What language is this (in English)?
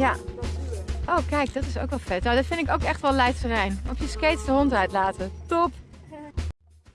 Dutch